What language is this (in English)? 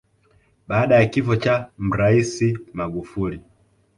Swahili